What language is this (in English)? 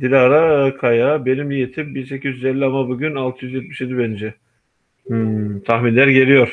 Turkish